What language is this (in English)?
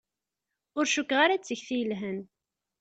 Kabyle